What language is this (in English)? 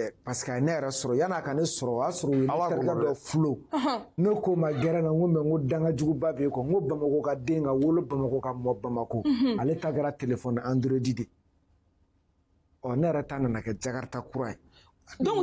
French